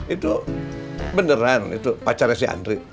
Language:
Indonesian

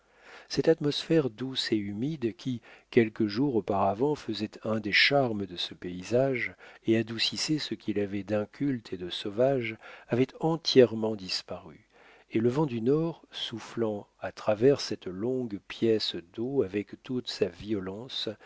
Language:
French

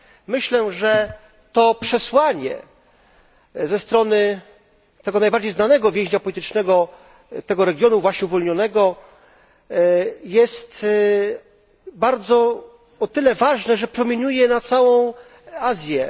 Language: Polish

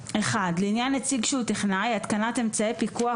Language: Hebrew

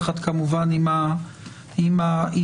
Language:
Hebrew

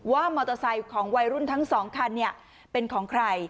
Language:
Thai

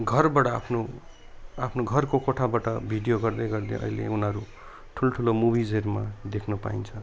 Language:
Nepali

